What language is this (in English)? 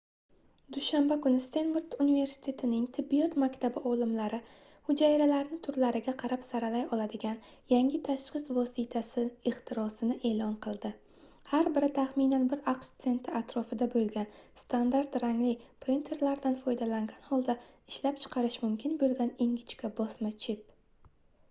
Uzbek